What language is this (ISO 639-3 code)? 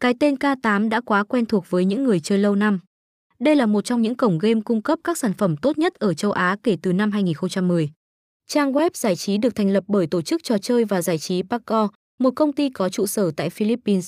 vie